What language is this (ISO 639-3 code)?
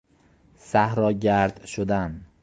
fas